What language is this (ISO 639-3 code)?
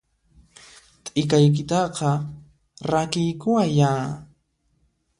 qxp